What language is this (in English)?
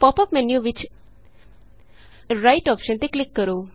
Punjabi